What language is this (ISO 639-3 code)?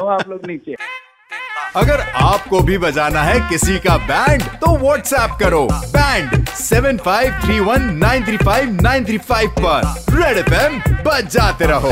hin